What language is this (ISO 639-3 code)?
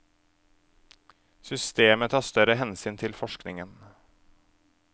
nor